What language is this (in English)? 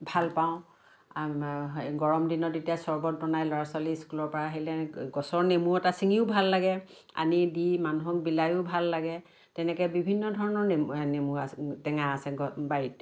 Assamese